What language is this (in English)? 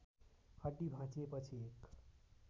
Nepali